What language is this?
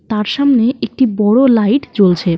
Bangla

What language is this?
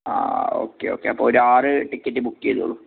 Malayalam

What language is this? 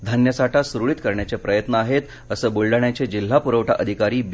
Marathi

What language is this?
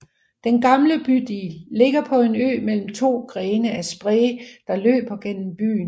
Danish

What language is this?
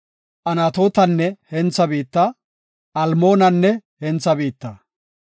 Gofa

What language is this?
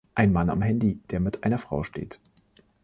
German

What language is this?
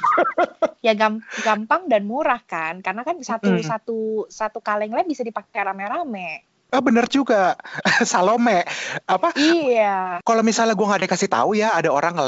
Indonesian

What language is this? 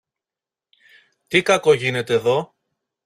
Greek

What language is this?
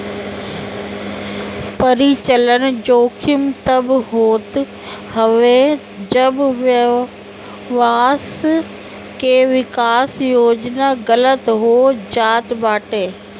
Bhojpuri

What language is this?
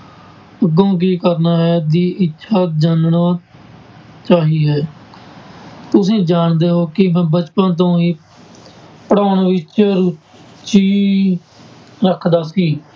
Punjabi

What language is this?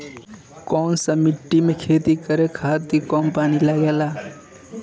Bhojpuri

